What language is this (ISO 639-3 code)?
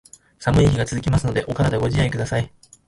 jpn